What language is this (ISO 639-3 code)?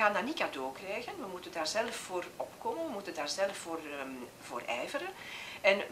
nld